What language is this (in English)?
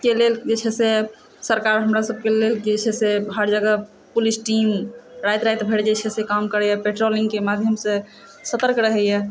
Maithili